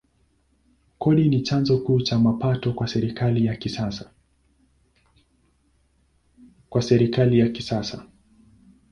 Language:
Swahili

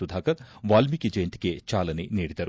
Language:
Kannada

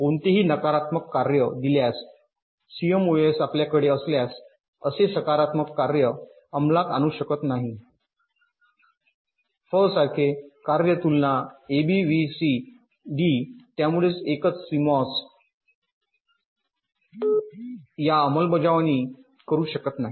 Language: Marathi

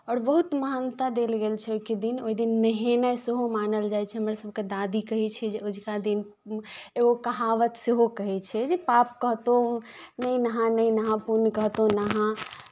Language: Maithili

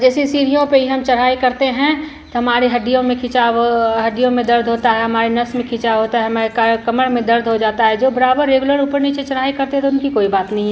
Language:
Hindi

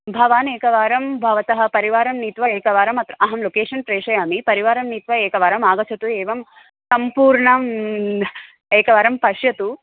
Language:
Sanskrit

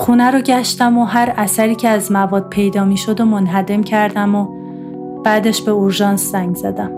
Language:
Persian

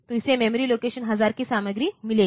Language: Hindi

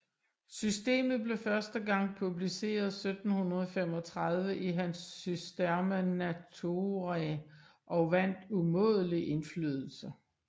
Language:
Danish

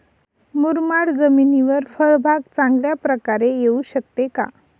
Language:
Marathi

